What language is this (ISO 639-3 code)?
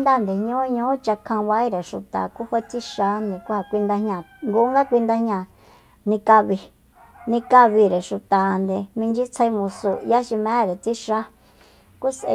vmp